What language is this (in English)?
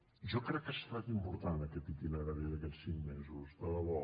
Catalan